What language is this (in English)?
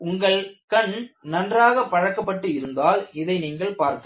Tamil